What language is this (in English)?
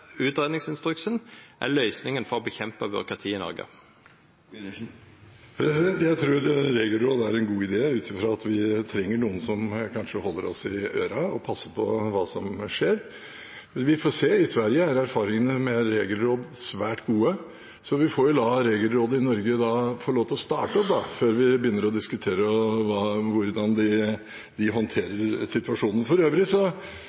Norwegian